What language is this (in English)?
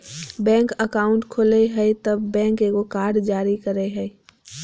Magahi